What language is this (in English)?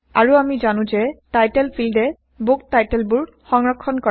Assamese